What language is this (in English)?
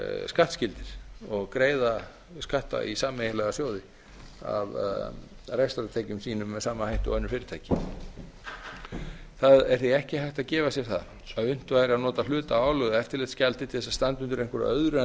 Icelandic